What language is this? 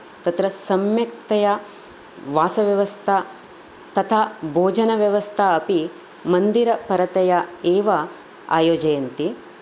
Sanskrit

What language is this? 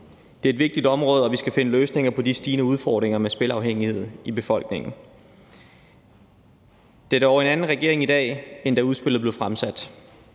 Danish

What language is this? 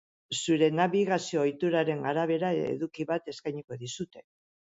Basque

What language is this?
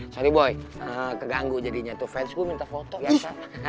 Indonesian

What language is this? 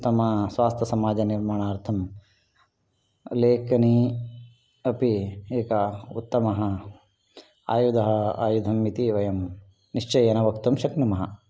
Sanskrit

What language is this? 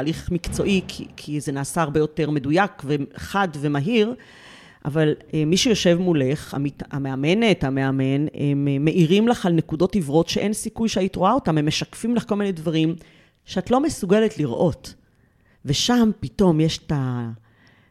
Hebrew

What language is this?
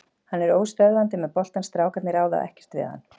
Icelandic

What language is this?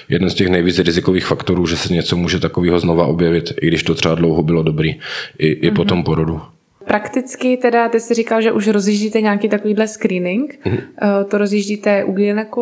Czech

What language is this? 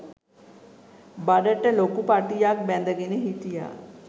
Sinhala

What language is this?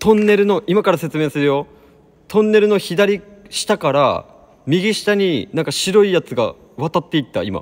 Japanese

